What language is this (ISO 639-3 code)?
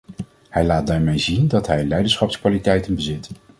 nld